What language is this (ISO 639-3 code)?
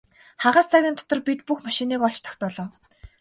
mon